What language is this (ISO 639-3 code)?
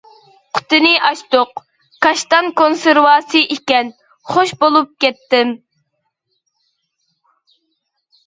uig